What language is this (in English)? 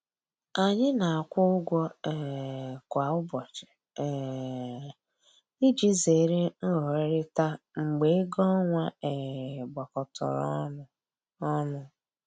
Igbo